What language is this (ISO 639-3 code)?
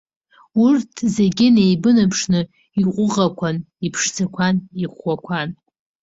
abk